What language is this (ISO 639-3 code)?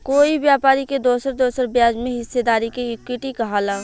bho